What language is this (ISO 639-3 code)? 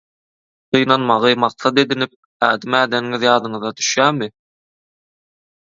tuk